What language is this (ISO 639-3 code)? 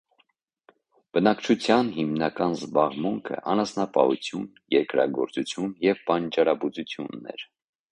hye